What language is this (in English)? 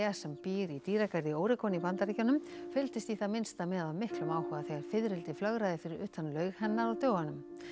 Icelandic